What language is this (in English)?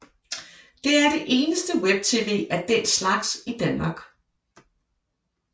Danish